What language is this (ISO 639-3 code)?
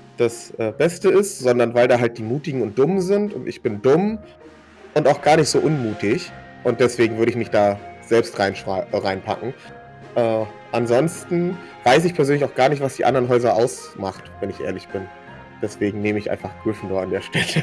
deu